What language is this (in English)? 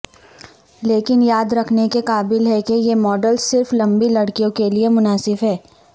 Urdu